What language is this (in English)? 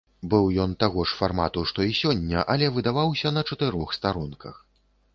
Belarusian